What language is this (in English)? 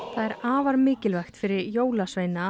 Icelandic